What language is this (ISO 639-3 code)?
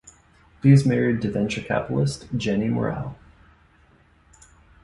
eng